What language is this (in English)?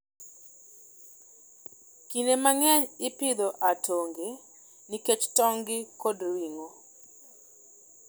Luo (Kenya and Tanzania)